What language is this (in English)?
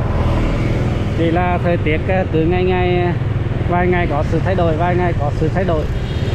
Vietnamese